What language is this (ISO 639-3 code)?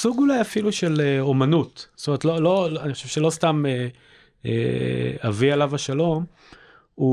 heb